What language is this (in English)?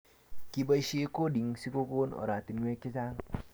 Kalenjin